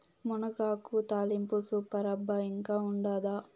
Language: Telugu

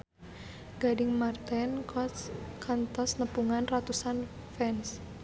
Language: Sundanese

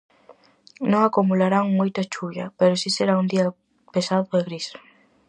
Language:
Galician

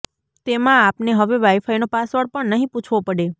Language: Gujarati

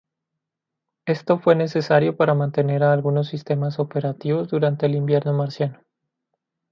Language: Spanish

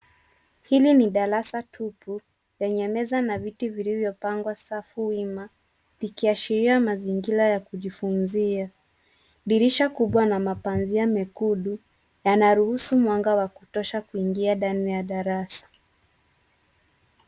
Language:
Swahili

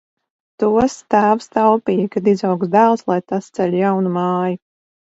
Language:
Latvian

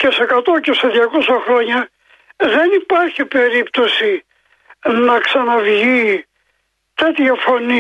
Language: Greek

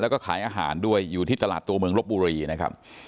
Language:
Thai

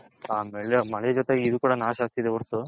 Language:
Kannada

